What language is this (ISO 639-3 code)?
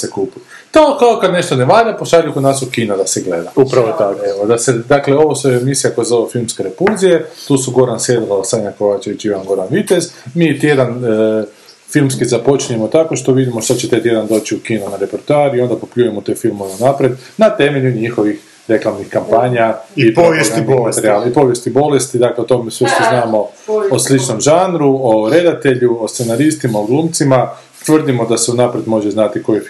hrv